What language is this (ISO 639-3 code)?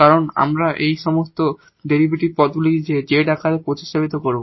ben